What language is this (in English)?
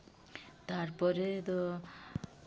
Santali